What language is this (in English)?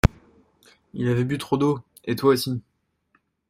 French